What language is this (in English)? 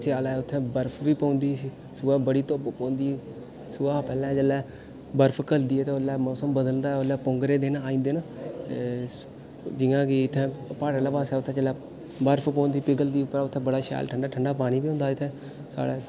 Dogri